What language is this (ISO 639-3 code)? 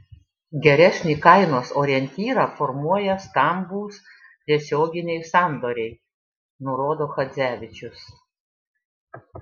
lit